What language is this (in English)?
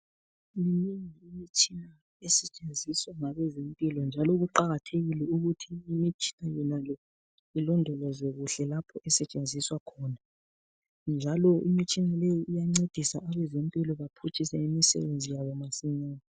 North Ndebele